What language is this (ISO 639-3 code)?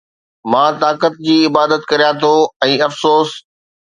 snd